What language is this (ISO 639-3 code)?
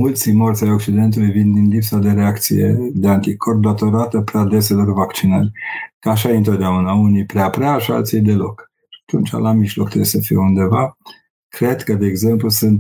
ron